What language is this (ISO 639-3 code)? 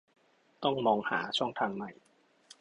tha